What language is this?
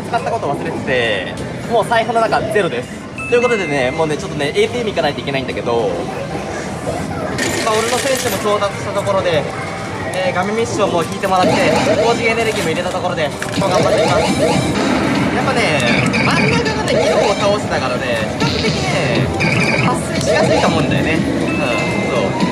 Japanese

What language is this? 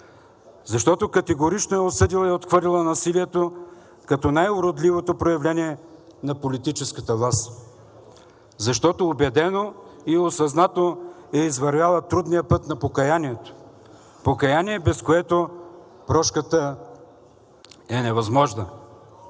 Bulgarian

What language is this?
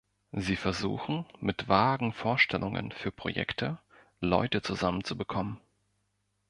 German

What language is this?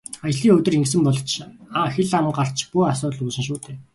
Mongolian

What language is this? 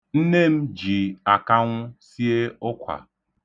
Igbo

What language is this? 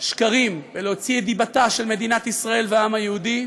Hebrew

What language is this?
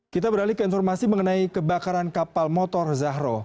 Indonesian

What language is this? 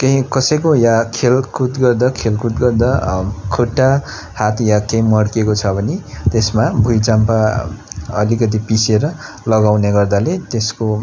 Nepali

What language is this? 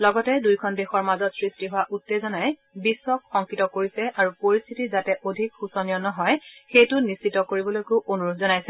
Assamese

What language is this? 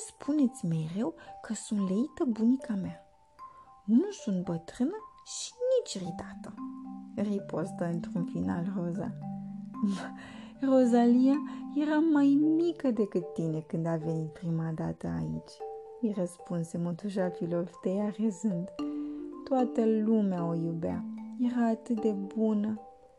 Romanian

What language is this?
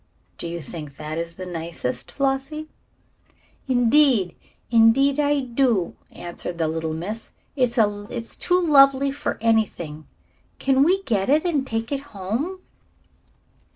English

